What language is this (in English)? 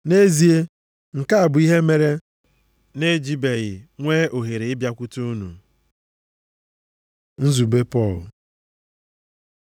Igbo